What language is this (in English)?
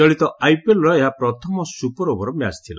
Odia